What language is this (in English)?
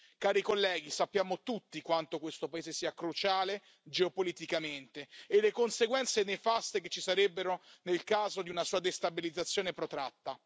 Italian